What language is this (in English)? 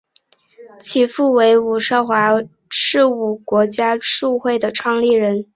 Chinese